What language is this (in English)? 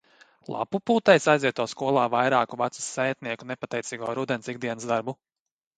Latvian